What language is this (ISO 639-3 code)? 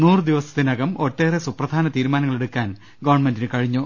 mal